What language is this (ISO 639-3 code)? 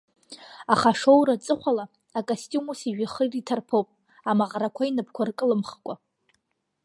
abk